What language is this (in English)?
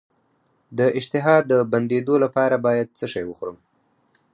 Pashto